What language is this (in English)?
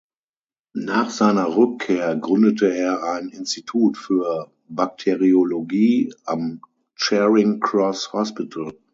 German